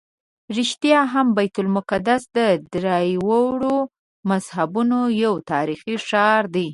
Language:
Pashto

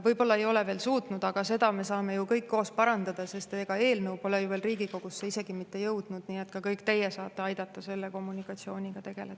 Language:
Estonian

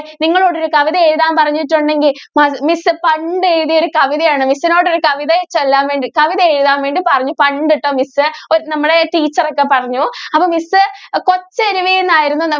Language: Malayalam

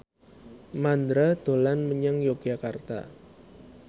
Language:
Javanese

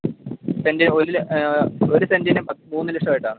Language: Malayalam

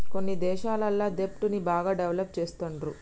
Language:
Telugu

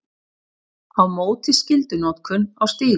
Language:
Icelandic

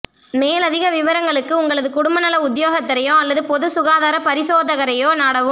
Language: Tamil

